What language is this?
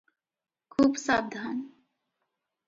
Odia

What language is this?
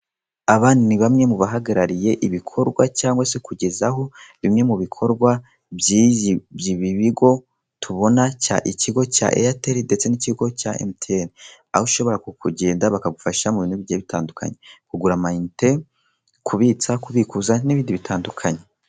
Kinyarwanda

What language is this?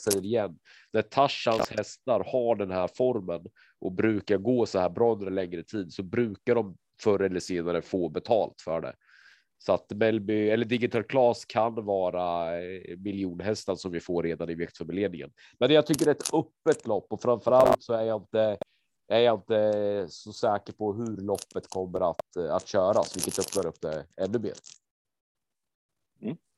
Swedish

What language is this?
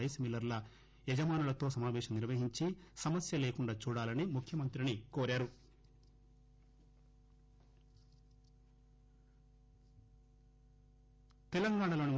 Telugu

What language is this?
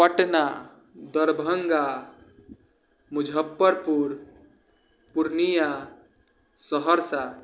Maithili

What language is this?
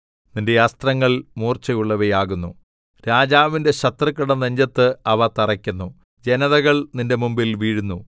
Malayalam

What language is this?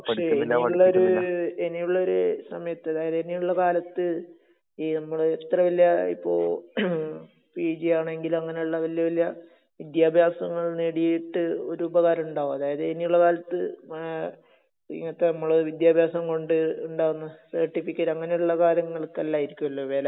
Malayalam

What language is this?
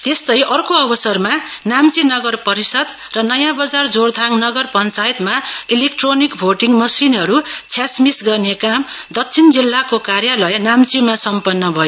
Nepali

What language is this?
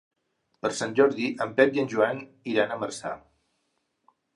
Catalan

